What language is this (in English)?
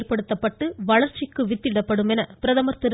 Tamil